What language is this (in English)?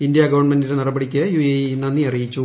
Malayalam